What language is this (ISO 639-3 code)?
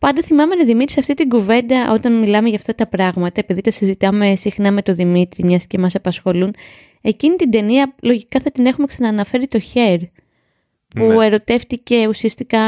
ell